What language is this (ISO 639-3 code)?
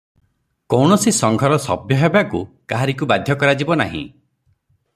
ori